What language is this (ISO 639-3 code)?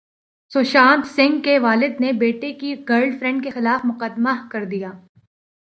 urd